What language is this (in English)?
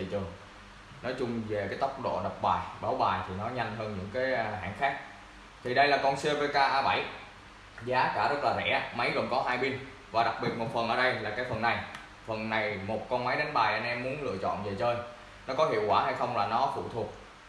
Vietnamese